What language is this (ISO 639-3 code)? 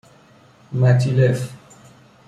fas